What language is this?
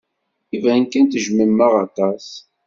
Kabyle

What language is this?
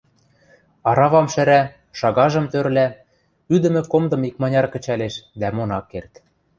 Western Mari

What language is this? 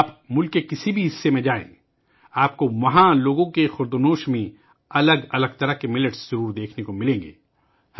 Urdu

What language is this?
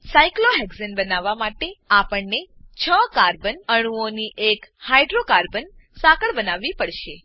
Gujarati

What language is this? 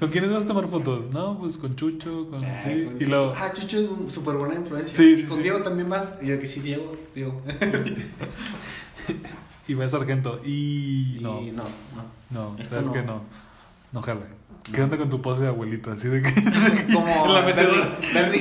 Spanish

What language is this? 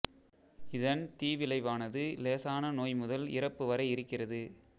Tamil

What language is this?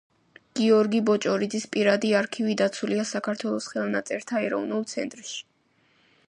Georgian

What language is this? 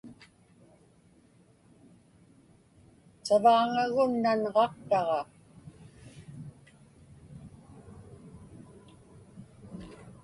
Inupiaq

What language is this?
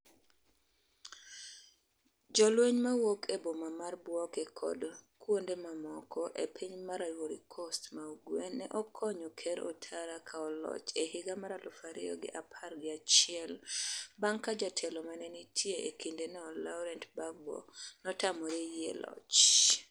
Luo (Kenya and Tanzania)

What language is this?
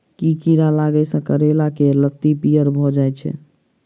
Maithili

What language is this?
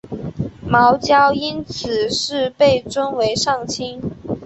Chinese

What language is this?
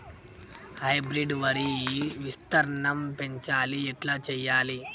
Telugu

